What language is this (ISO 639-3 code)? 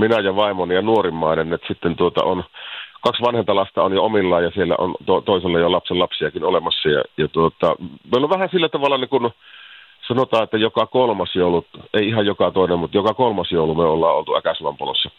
fin